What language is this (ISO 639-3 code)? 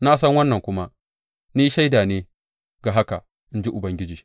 hau